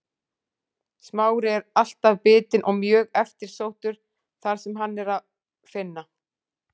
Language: Icelandic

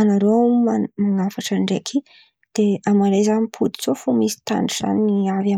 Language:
Antankarana Malagasy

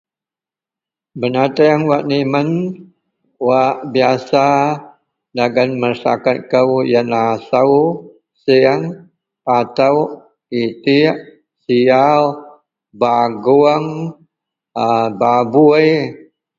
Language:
Central Melanau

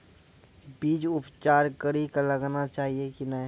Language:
Maithili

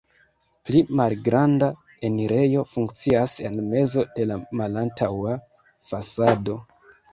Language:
Esperanto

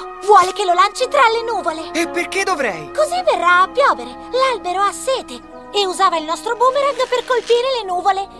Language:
Italian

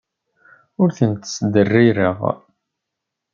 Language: Kabyle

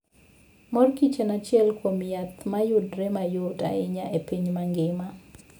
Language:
Luo (Kenya and Tanzania)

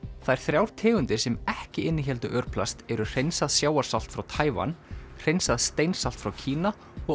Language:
Icelandic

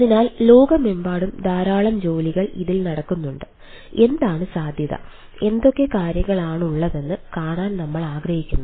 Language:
Malayalam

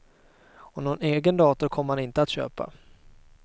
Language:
Swedish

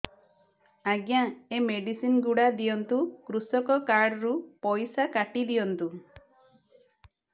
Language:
Odia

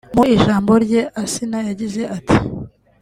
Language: Kinyarwanda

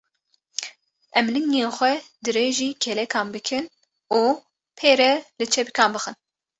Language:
Kurdish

